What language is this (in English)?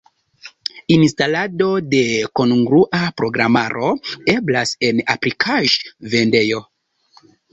Esperanto